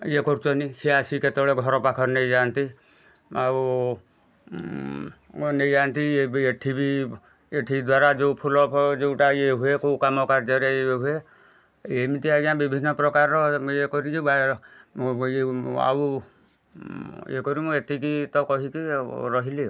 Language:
Odia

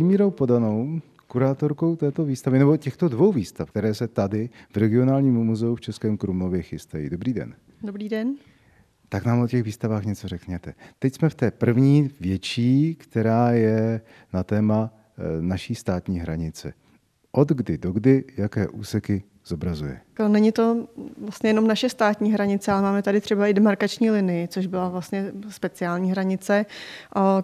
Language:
Czech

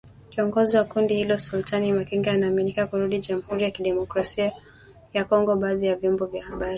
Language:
Swahili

